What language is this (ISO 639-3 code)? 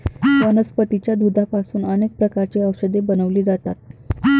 mar